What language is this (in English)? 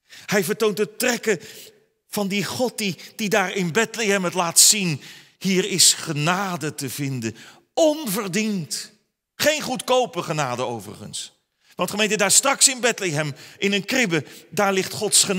Dutch